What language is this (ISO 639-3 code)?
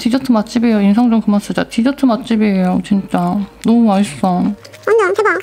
kor